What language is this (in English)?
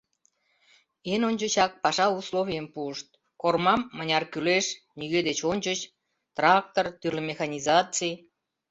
Mari